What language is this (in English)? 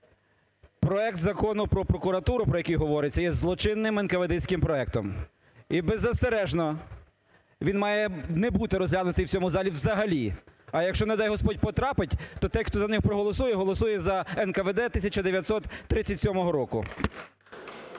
Ukrainian